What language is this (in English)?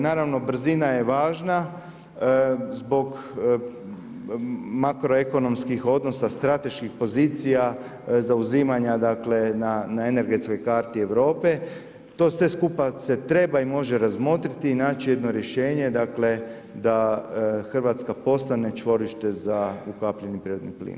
Croatian